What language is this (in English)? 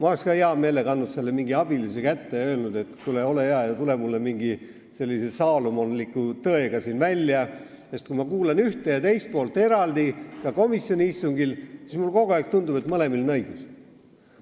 Estonian